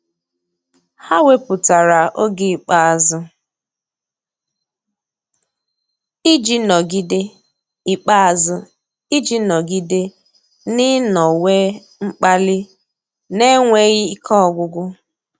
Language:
Igbo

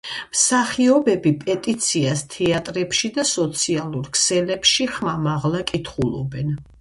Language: Georgian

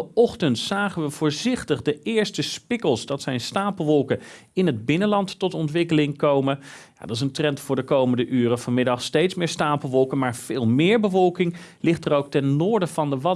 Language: Dutch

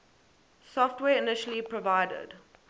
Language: English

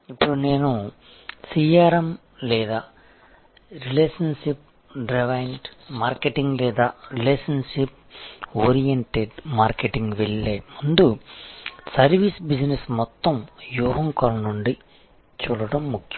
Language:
Telugu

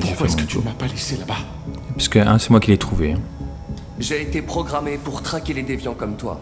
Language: French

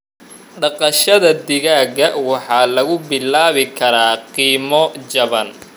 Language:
Somali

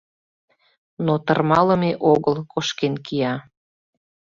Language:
Mari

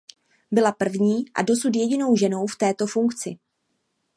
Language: Czech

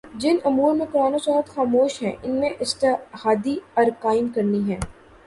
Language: Urdu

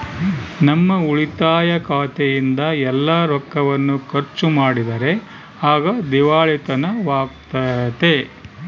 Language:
Kannada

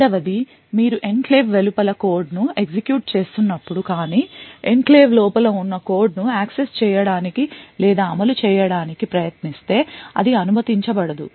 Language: Telugu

